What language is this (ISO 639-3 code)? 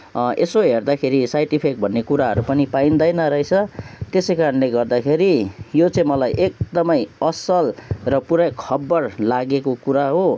nep